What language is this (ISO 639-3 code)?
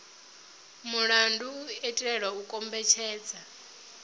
ven